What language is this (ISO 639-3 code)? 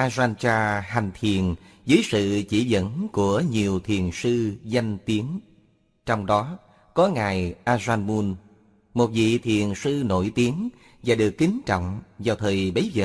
vie